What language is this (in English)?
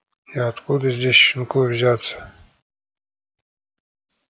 Russian